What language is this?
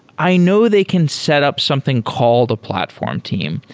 English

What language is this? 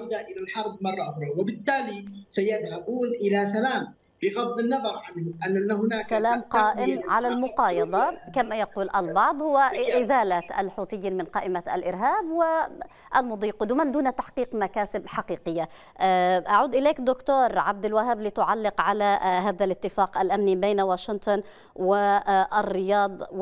Arabic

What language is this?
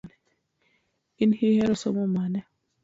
Luo (Kenya and Tanzania)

